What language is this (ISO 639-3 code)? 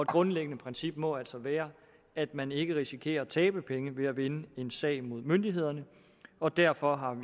dan